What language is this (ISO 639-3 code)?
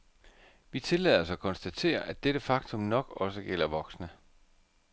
dan